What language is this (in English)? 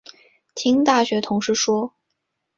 Chinese